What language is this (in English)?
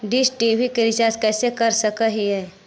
Magahi